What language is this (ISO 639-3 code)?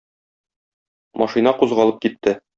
tat